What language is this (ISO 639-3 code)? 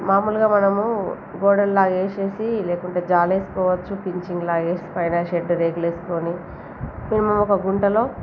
tel